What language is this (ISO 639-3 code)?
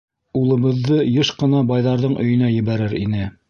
bak